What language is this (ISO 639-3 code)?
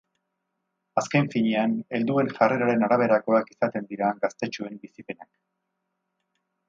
eus